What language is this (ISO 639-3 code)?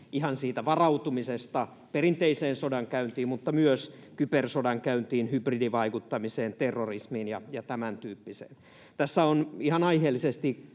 fin